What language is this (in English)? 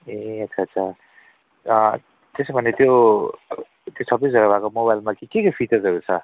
Nepali